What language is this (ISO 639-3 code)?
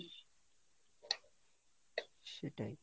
ben